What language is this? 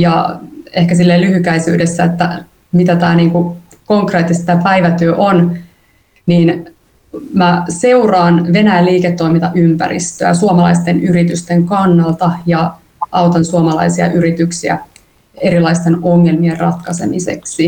Finnish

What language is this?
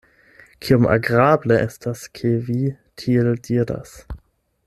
Esperanto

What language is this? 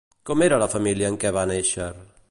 Catalan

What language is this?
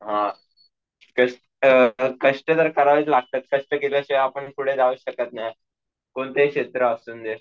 Marathi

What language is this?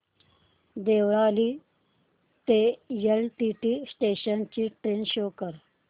Marathi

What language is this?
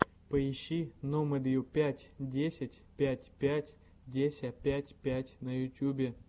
Russian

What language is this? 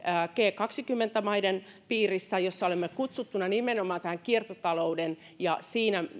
Finnish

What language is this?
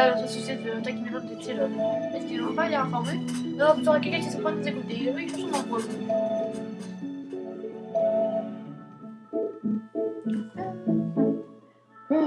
French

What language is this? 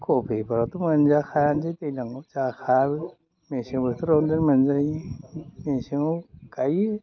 Bodo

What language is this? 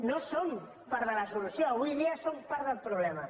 Catalan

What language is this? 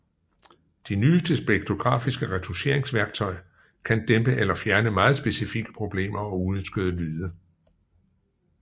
Danish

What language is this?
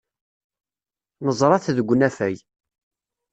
Kabyle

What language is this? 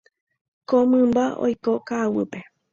Guarani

